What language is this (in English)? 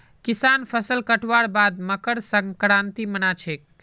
Magahi